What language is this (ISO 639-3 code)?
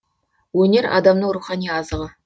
kaz